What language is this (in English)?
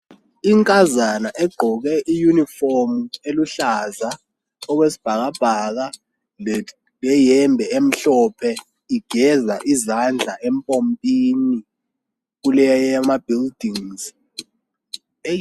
North Ndebele